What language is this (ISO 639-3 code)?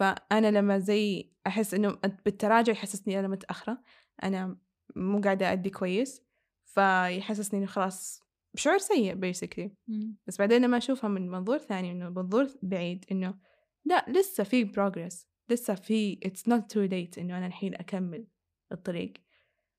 ara